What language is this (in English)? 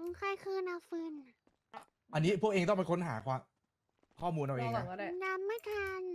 Thai